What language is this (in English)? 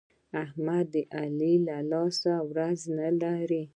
Pashto